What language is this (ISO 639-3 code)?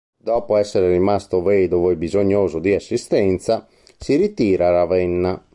ita